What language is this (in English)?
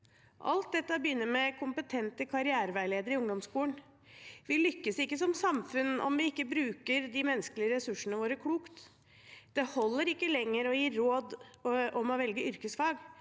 Norwegian